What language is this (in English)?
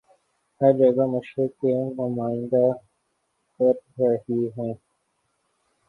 Urdu